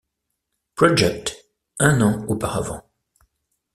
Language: French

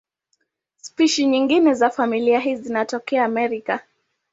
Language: Swahili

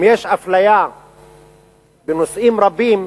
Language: Hebrew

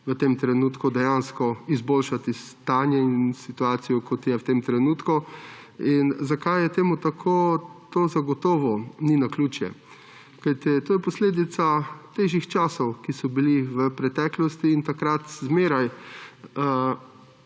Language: Slovenian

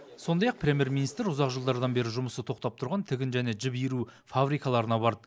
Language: Kazakh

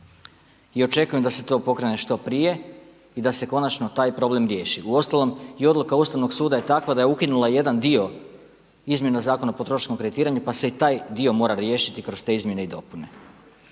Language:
Croatian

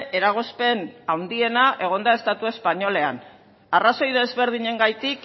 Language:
Basque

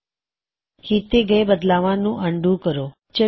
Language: Punjabi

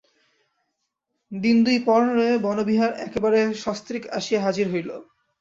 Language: Bangla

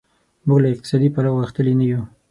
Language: Pashto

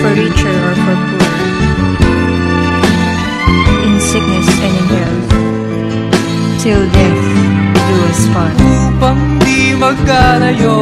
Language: Filipino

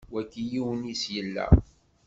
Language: Kabyle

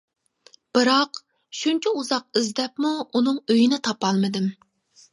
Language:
Uyghur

